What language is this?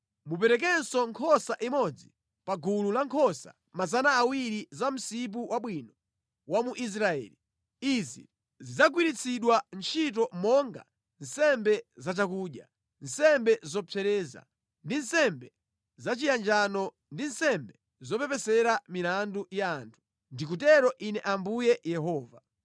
Nyanja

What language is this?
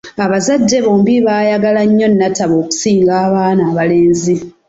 Ganda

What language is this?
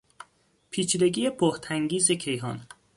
Persian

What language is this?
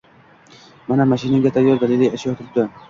Uzbek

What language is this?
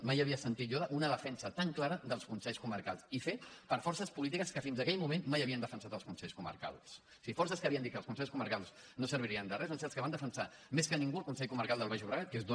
Catalan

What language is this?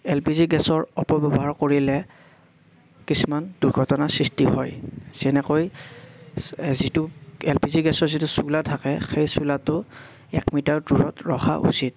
Assamese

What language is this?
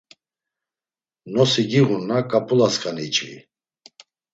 Laz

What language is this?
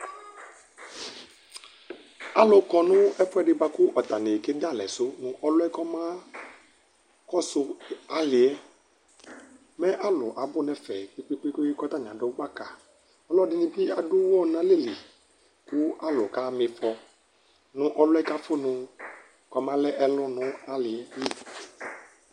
Ikposo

